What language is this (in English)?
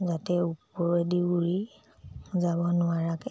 Assamese